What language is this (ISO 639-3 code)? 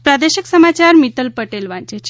guj